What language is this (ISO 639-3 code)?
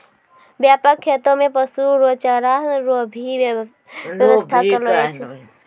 mai